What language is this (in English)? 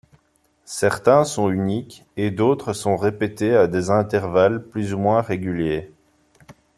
French